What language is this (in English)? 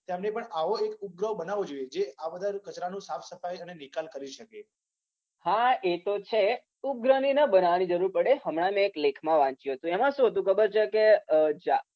Gujarati